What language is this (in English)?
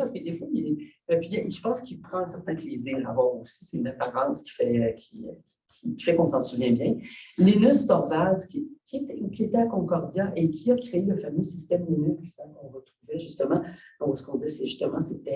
French